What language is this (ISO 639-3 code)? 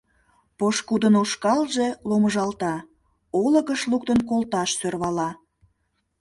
chm